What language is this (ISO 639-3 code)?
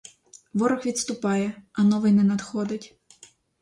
ukr